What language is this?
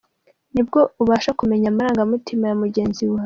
Kinyarwanda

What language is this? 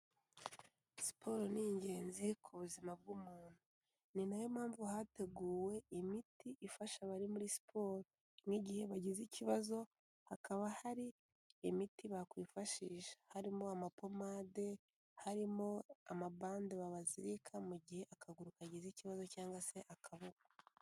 Kinyarwanda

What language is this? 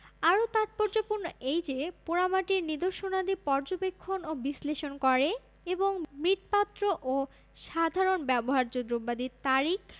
Bangla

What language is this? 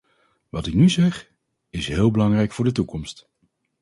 Dutch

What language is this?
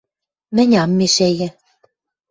Western Mari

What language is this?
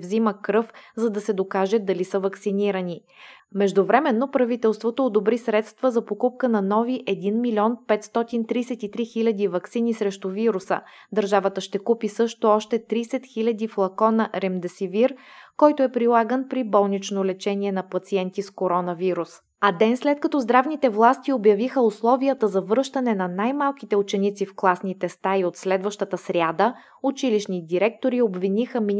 Bulgarian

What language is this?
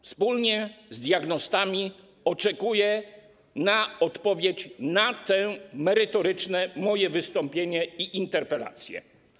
Polish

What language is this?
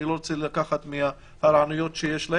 Hebrew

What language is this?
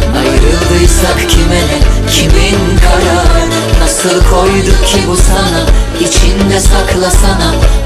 Turkish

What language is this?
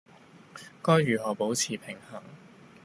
Cantonese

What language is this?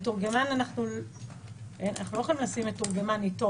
Hebrew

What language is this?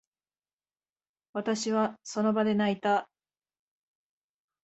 Japanese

